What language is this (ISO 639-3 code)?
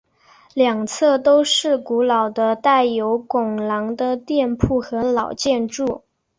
zho